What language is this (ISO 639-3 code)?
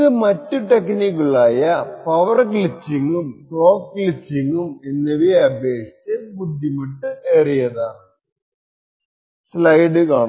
mal